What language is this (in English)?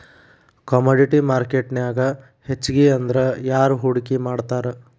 Kannada